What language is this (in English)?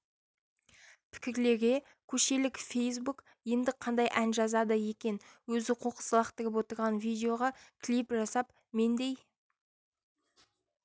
Kazakh